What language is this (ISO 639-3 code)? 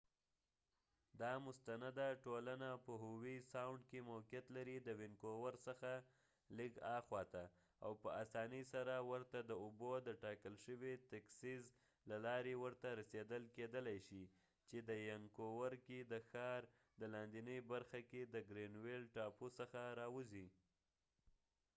pus